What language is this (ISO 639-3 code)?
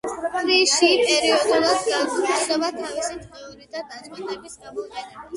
kat